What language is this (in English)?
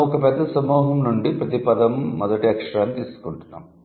Telugu